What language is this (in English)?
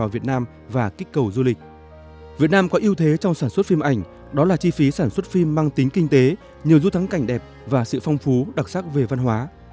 Vietnamese